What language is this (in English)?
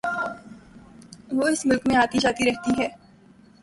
Urdu